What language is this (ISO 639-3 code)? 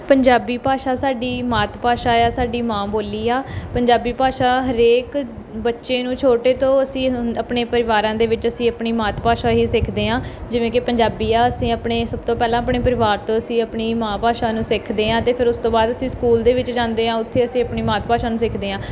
pan